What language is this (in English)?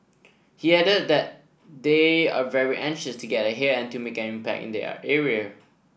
English